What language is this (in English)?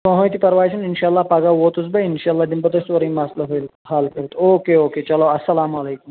Kashmiri